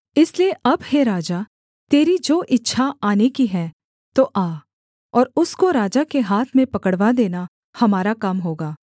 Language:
Hindi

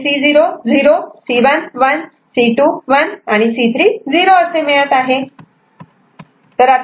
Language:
Marathi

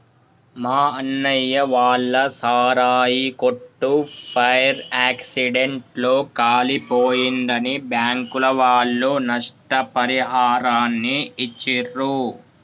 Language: Telugu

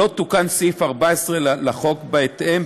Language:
Hebrew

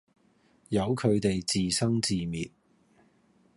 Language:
Cantonese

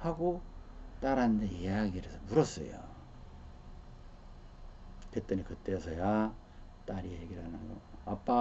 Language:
Korean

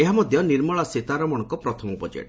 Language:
Odia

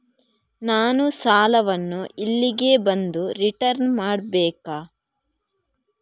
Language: Kannada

